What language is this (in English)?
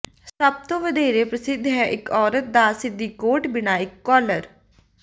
Punjabi